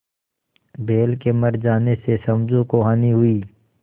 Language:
Hindi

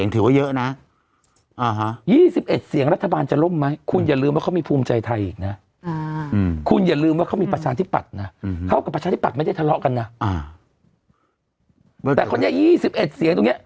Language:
Thai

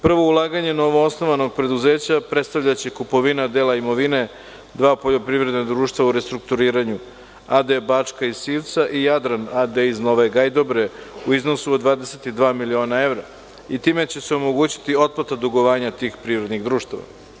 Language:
Serbian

